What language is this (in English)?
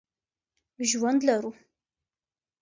Pashto